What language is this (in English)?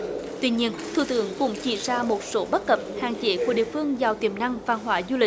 Vietnamese